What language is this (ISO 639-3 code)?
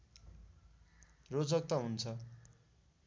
nep